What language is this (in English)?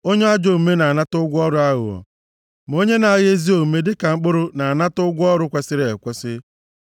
Igbo